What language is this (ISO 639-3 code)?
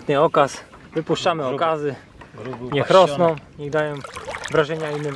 pol